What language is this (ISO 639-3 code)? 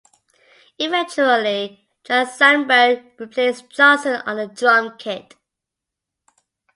eng